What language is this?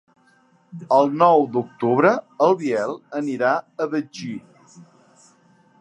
Catalan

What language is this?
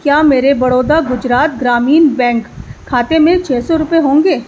Urdu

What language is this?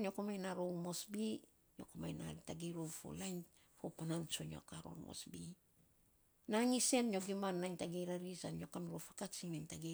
Saposa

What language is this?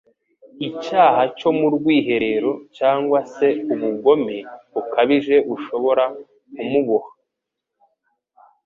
Kinyarwanda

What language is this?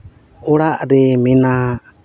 Santali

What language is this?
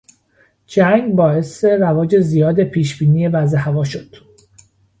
Persian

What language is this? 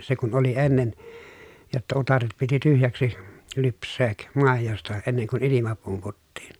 Finnish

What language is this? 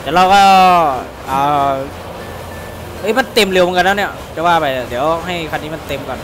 Thai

